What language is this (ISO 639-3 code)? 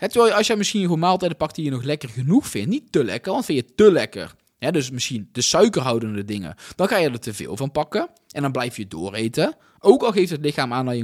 nld